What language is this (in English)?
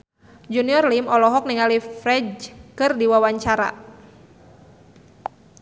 Sundanese